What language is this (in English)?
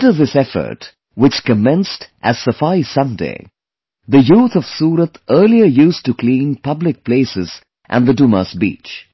English